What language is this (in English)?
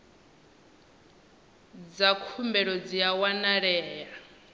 Venda